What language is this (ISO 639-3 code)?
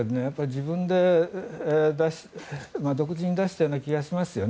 jpn